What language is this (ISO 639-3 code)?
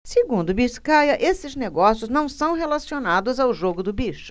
por